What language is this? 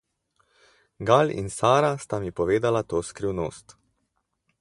Slovenian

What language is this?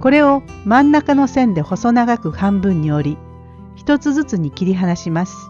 Japanese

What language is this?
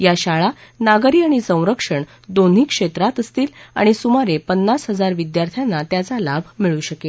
Marathi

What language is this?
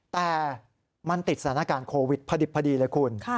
Thai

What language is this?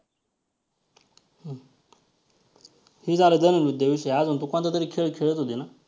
Marathi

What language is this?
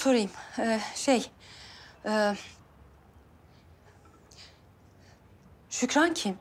Turkish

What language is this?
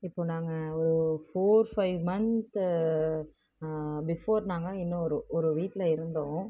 Tamil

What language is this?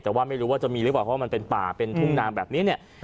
Thai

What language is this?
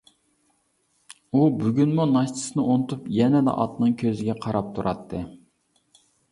Uyghur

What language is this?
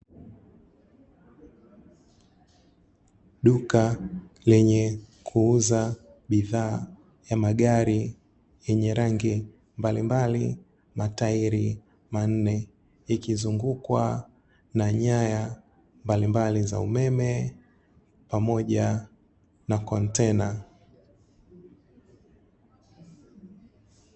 Swahili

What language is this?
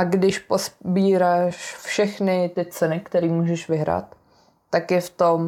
Czech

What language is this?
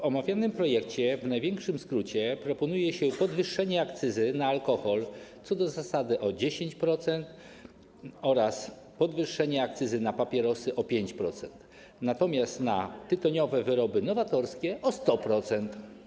Polish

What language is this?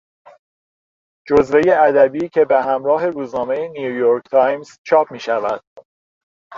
Persian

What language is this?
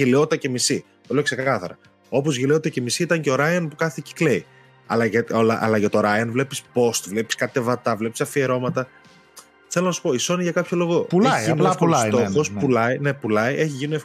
Greek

